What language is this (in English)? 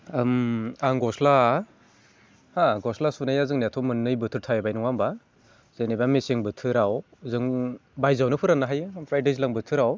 Bodo